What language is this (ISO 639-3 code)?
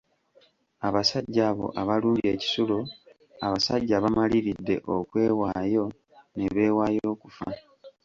lug